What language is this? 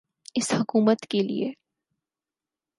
Urdu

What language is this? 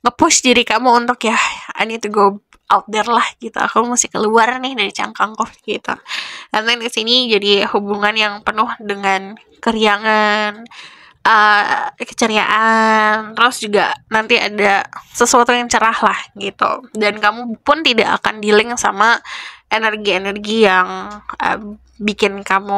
Indonesian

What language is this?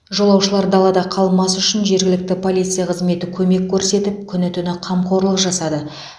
Kazakh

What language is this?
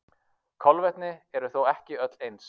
Icelandic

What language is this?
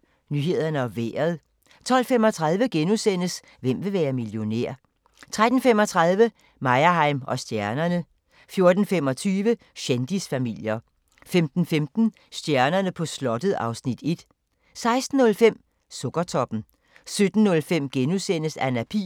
Danish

